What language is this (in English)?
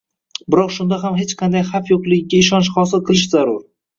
Uzbek